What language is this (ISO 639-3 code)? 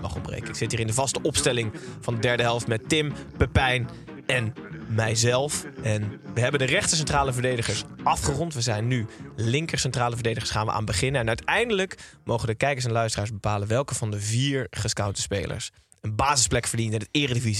nld